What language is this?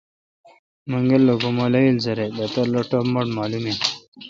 Kalkoti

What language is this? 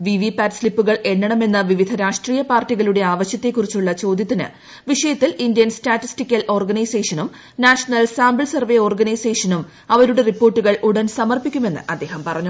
Malayalam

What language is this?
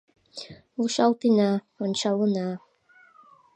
Mari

